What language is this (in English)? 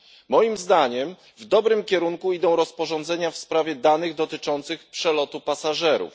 Polish